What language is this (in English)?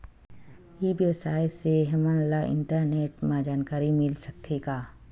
Chhattisgarhi